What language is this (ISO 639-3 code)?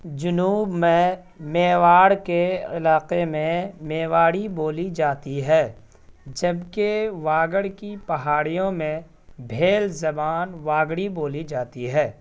urd